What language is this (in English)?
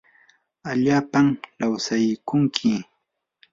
Yanahuanca Pasco Quechua